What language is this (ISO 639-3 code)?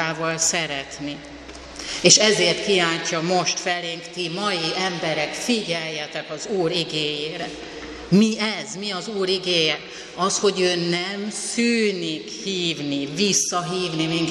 hun